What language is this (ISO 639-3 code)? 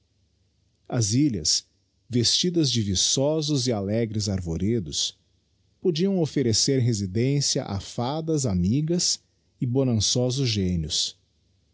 por